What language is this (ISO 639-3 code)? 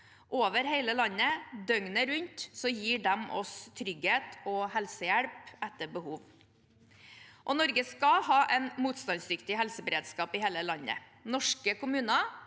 nor